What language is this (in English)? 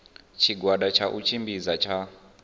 Venda